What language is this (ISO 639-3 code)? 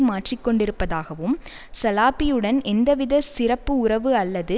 tam